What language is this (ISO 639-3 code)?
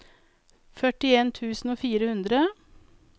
nor